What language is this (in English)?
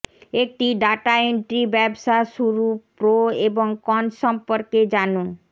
Bangla